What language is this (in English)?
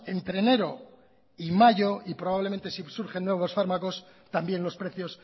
Spanish